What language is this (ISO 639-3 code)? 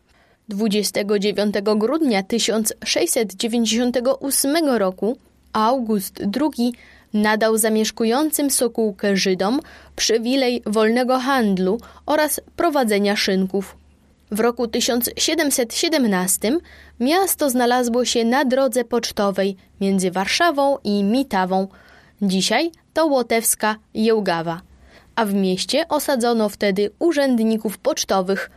pol